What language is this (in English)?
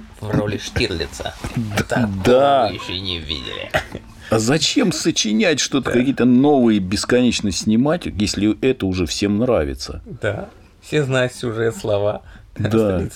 Russian